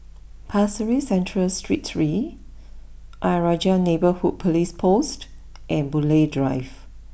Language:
English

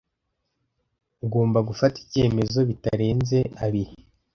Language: Kinyarwanda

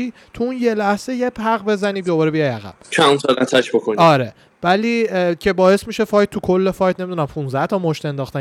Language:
Persian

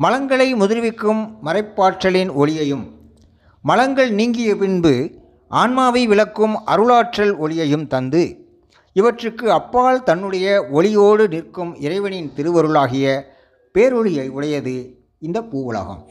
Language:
Tamil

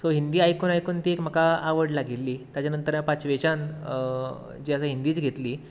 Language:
Konkani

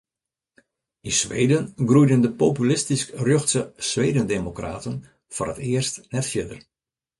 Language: Western Frisian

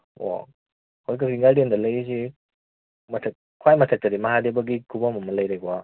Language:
Manipuri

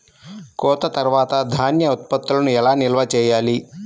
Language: Telugu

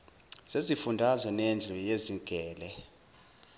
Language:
Zulu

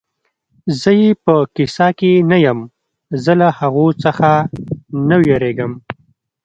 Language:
Pashto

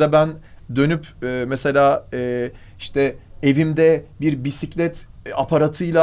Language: Turkish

